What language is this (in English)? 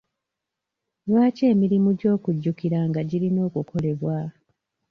Ganda